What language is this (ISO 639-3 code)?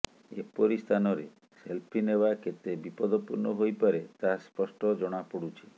ori